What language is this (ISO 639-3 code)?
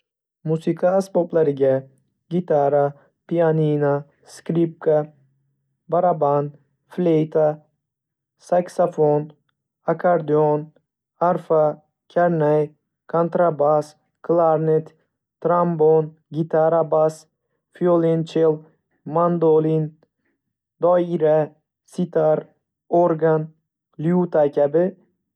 uzb